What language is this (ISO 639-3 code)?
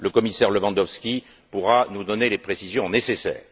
fra